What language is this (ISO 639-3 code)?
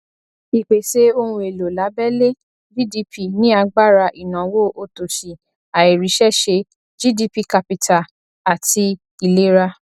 yor